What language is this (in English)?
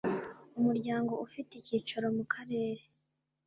Kinyarwanda